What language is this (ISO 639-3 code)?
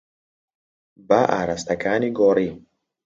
ckb